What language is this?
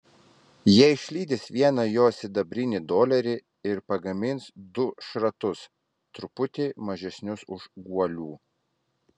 Lithuanian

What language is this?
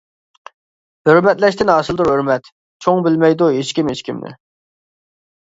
Uyghur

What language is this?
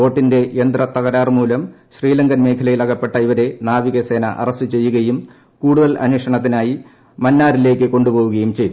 Malayalam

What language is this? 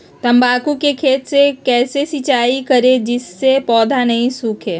Magahi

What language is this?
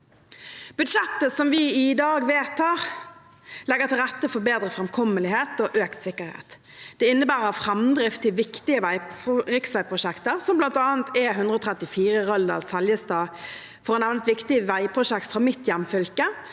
Norwegian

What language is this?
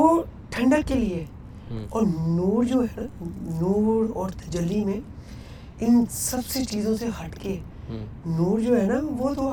Urdu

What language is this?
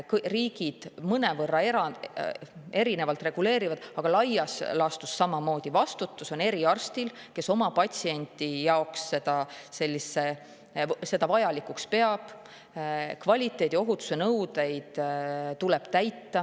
Estonian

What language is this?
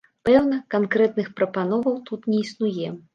Belarusian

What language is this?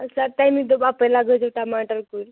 Kashmiri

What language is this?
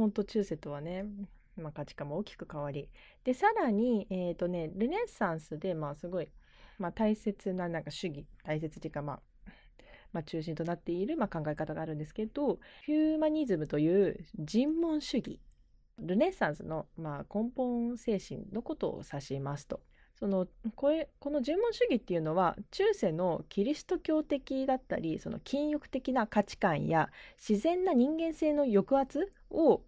Japanese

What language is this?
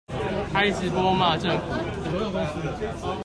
Chinese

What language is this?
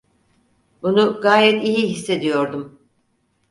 Turkish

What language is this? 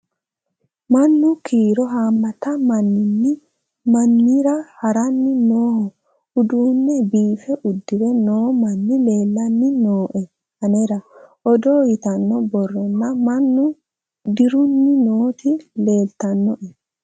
Sidamo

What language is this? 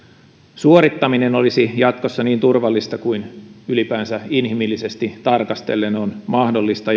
Finnish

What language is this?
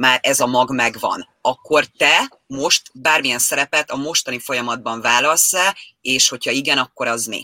Hungarian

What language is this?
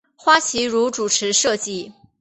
Chinese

